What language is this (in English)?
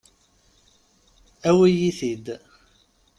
Kabyle